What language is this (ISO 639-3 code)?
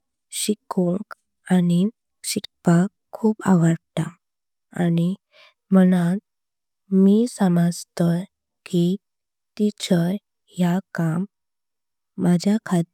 kok